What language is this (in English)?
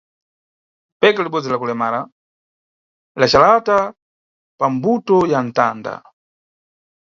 Nyungwe